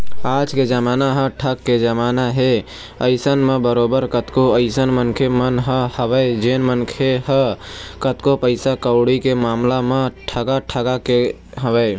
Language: Chhattisgarhi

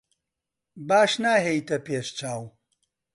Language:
Central Kurdish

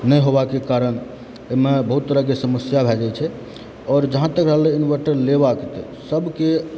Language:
Maithili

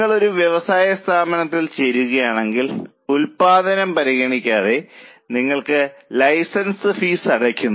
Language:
Malayalam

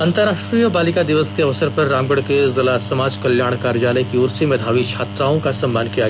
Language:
Hindi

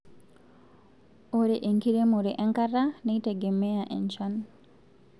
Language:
Masai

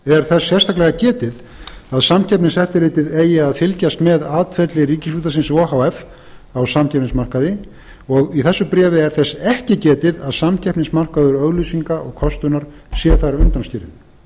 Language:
Icelandic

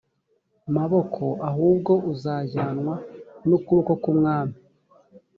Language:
Kinyarwanda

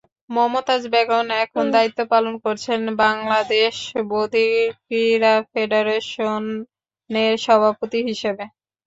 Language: Bangla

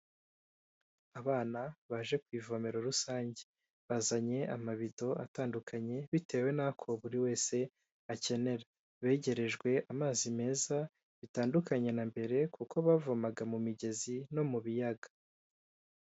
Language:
Kinyarwanda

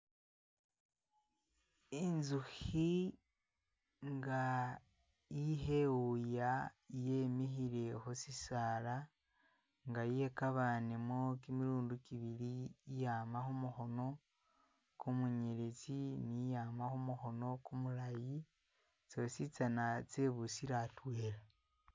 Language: Masaaba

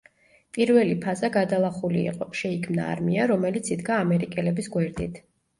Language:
Georgian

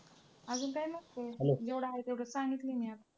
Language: Marathi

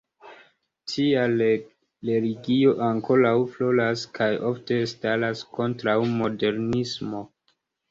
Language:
Esperanto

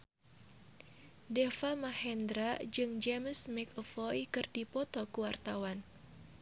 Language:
Sundanese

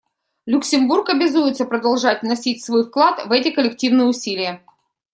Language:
Russian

